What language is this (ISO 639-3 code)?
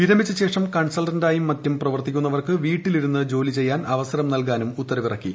mal